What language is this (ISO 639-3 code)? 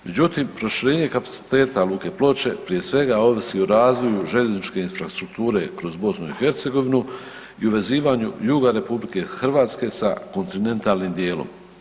hrv